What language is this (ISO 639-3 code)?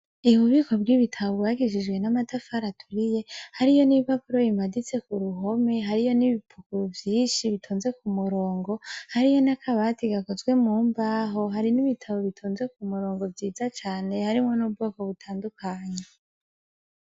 run